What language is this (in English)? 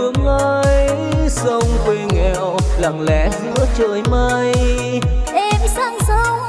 Vietnamese